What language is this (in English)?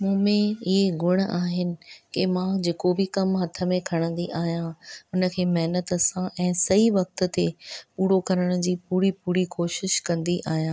Sindhi